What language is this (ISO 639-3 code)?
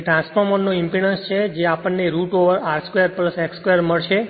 guj